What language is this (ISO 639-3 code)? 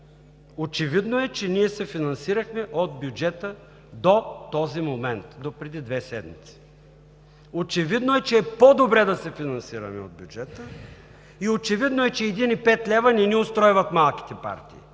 bul